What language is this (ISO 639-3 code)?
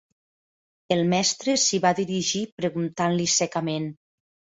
cat